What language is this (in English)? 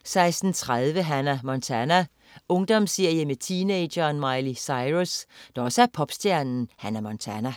Danish